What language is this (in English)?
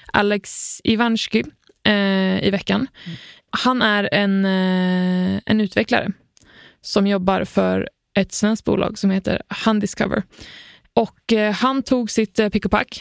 Swedish